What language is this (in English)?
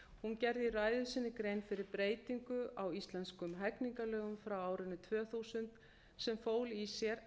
Icelandic